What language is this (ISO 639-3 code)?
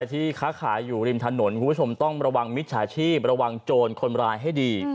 tha